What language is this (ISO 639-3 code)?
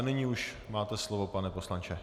ces